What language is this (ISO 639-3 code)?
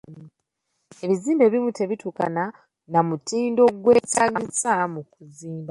lug